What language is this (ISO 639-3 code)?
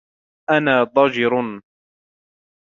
ara